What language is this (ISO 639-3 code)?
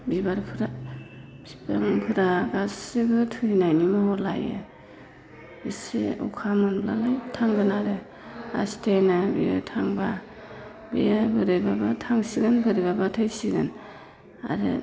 brx